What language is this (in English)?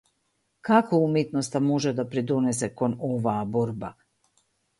Macedonian